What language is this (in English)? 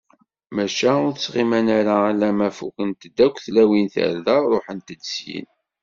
Kabyle